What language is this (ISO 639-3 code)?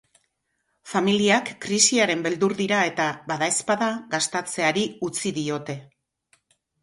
eus